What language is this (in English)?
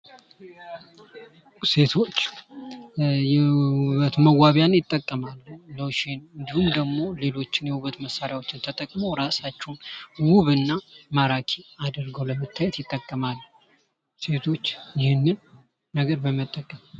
Amharic